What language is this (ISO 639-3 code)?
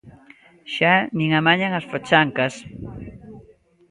glg